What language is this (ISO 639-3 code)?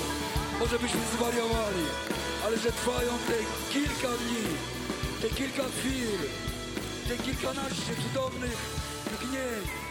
pol